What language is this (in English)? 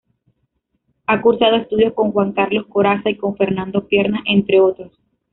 Spanish